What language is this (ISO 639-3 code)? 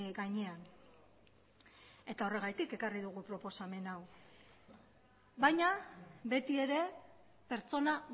eus